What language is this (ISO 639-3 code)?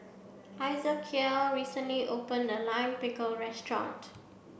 eng